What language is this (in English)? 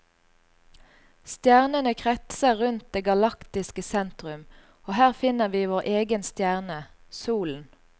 Norwegian